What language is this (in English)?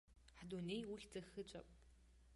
Abkhazian